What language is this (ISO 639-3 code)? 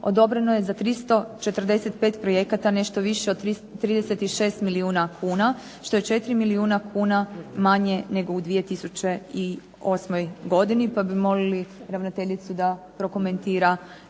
hrv